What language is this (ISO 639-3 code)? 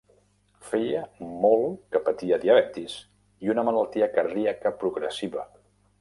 cat